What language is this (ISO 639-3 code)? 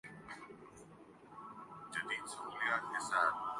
urd